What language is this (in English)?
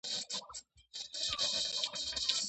Georgian